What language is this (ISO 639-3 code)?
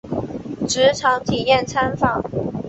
zho